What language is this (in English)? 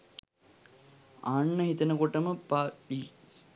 Sinhala